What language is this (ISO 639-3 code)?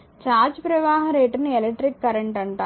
tel